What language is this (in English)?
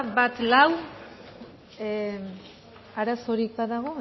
Basque